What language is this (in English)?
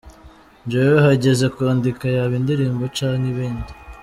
Kinyarwanda